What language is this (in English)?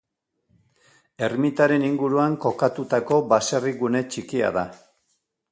Basque